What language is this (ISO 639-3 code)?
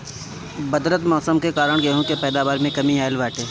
bho